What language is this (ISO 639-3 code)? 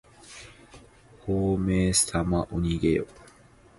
jpn